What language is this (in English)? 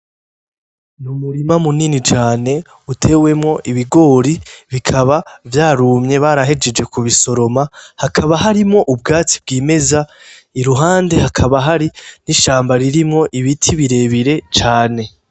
Rundi